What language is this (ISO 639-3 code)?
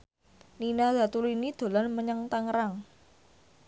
jav